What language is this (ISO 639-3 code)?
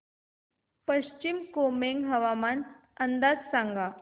mar